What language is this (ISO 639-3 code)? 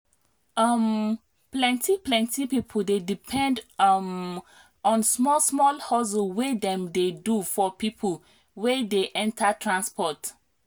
pcm